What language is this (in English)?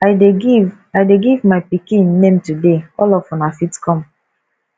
Nigerian Pidgin